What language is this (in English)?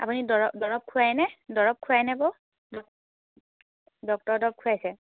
Assamese